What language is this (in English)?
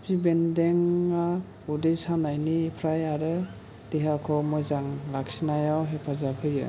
Bodo